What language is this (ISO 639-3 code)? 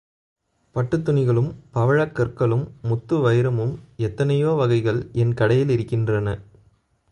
tam